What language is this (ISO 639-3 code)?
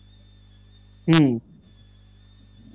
ben